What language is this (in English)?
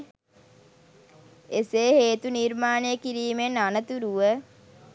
Sinhala